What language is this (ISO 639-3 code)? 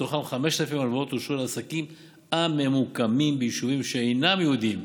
heb